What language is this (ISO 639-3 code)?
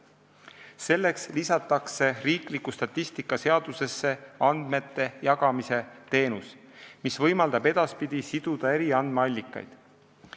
est